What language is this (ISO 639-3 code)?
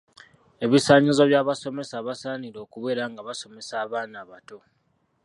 lug